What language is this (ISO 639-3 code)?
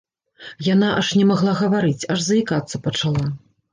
bel